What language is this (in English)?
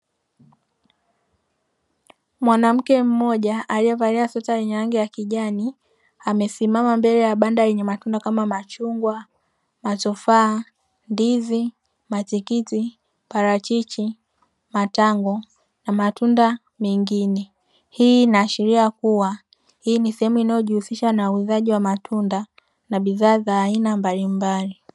Swahili